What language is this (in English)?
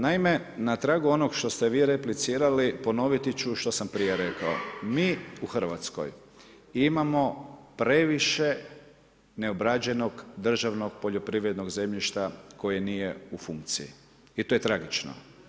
Croatian